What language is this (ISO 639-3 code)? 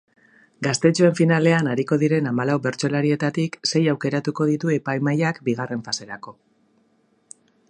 eus